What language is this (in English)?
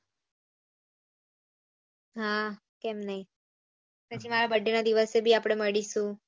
Gujarati